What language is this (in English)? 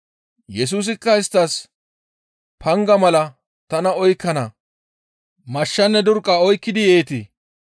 Gamo